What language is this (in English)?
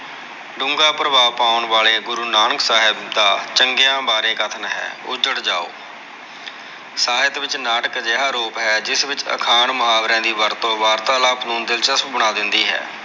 Punjabi